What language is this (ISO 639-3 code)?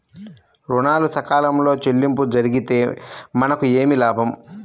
tel